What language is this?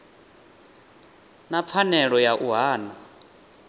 Venda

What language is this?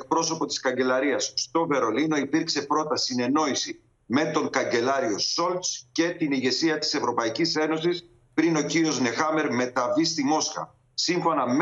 Greek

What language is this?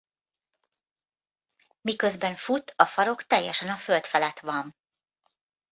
Hungarian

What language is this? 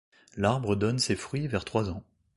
French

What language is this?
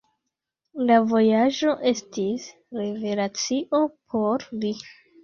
Esperanto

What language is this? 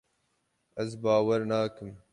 Kurdish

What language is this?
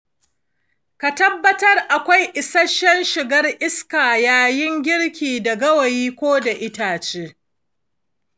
Hausa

